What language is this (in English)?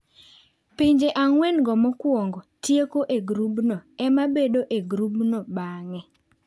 Luo (Kenya and Tanzania)